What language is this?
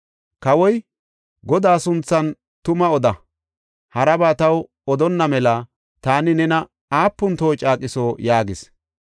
Gofa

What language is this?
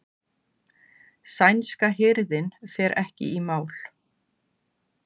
Icelandic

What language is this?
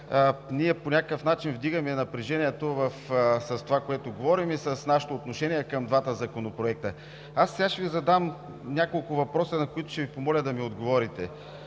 Bulgarian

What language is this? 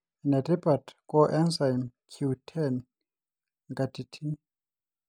Masai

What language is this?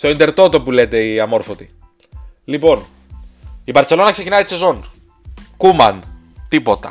Greek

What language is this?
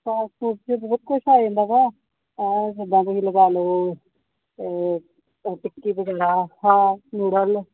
Punjabi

